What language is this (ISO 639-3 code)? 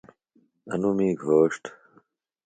phl